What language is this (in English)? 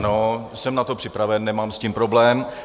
Czech